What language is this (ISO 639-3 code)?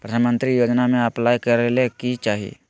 mag